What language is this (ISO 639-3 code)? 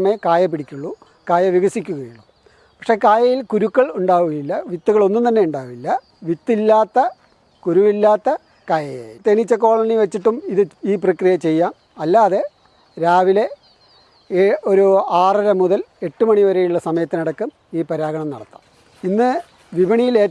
tur